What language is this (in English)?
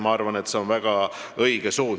Estonian